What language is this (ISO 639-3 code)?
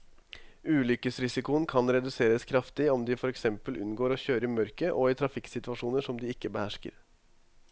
nor